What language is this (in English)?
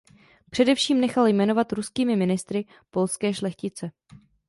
Czech